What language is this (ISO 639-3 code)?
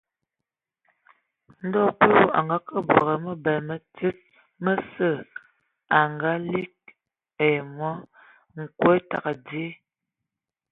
ewo